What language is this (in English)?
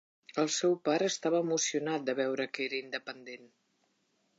Catalan